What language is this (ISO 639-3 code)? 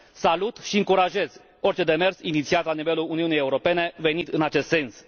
ron